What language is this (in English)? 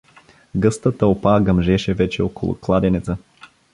Bulgarian